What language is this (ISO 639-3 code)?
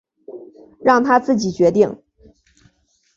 zho